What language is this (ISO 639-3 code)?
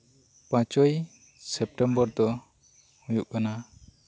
sat